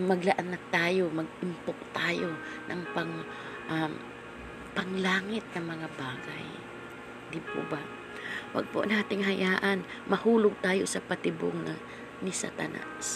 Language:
Filipino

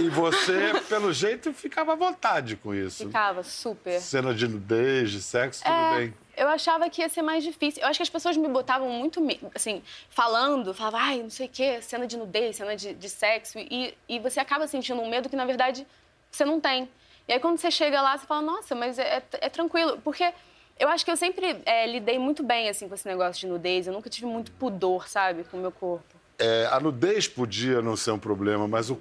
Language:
Portuguese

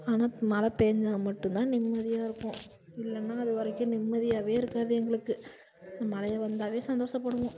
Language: Tamil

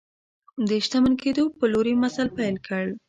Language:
Pashto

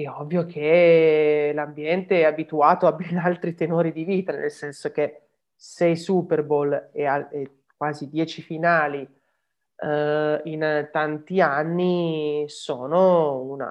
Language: Italian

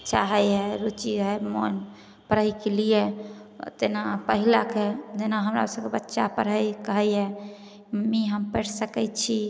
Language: Maithili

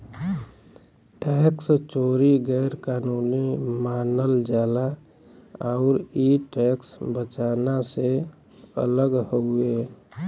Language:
Bhojpuri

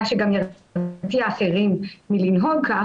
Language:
Hebrew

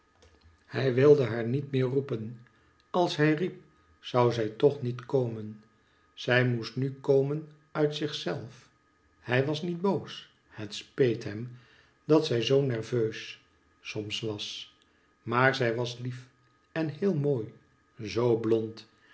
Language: Dutch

